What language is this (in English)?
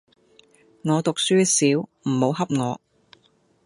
Cantonese